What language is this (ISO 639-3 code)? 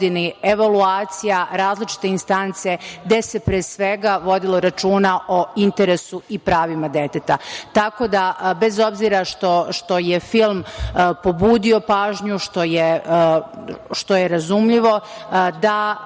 srp